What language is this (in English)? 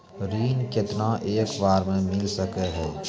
Maithili